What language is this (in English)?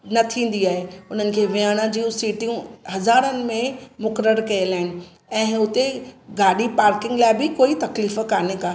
Sindhi